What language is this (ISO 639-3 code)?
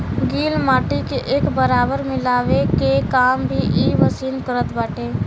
bho